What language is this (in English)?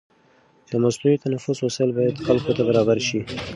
Pashto